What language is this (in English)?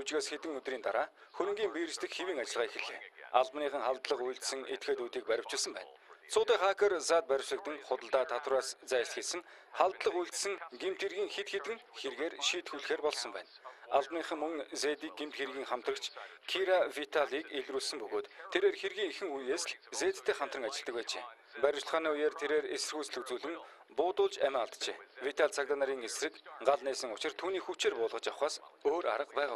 Turkish